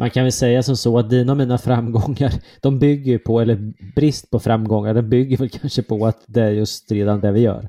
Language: Swedish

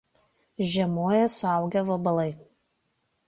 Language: Lithuanian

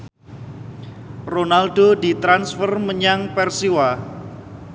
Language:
Javanese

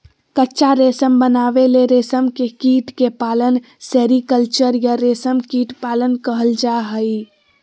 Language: Magahi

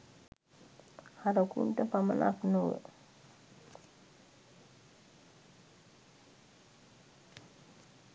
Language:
Sinhala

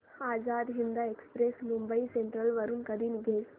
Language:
Marathi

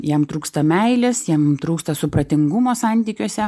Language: Lithuanian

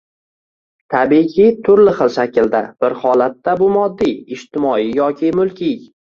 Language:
Uzbek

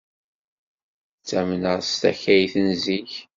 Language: Kabyle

